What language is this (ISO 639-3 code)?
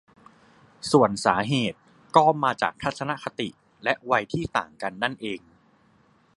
tha